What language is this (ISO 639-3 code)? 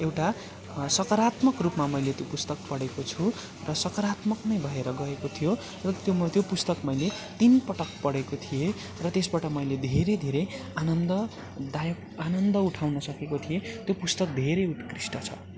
nep